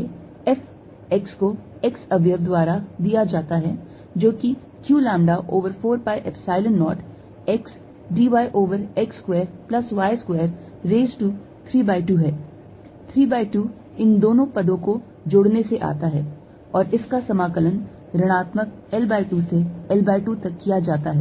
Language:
Hindi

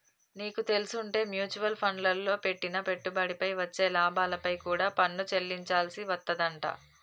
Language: Telugu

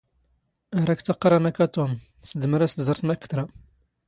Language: Standard Moroccan Tamazight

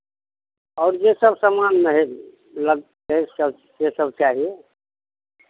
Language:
Maithili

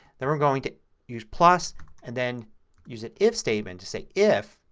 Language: English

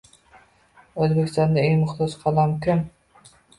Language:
Uzbek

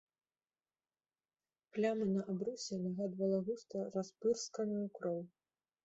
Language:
Belarusian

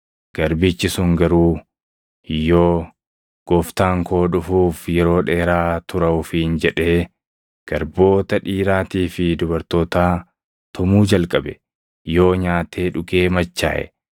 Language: Oromo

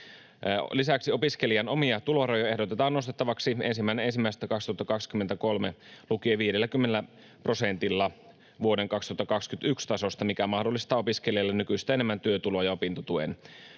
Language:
Finnish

